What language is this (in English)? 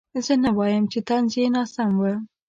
Pashto